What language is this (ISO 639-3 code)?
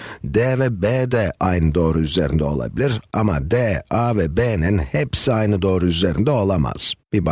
tur